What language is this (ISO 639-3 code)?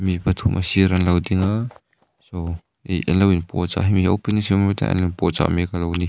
lus